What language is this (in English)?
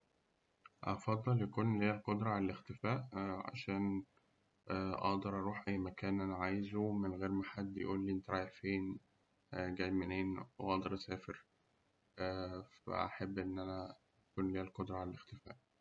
Egyptian Arabic